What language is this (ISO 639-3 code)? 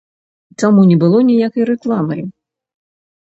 bel